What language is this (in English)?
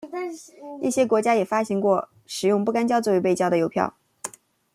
Chinese